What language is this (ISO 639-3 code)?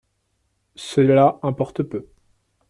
fra